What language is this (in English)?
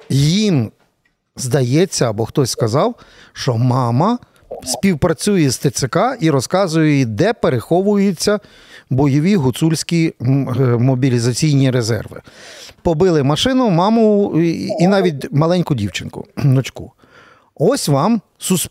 Ukrainian